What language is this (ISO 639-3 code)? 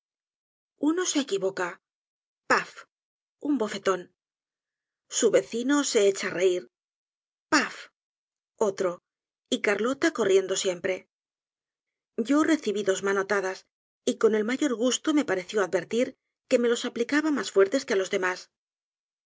spa